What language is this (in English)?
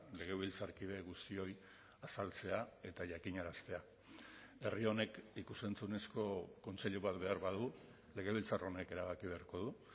Basque